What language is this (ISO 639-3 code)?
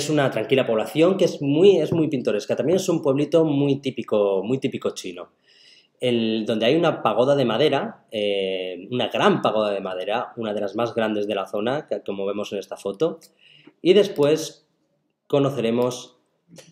spa